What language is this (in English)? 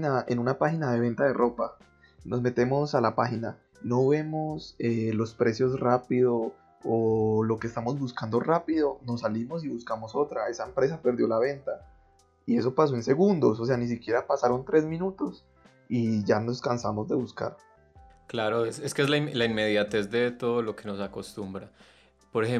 Spanish